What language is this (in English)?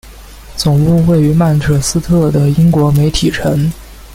Chinese